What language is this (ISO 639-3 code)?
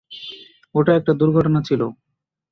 ben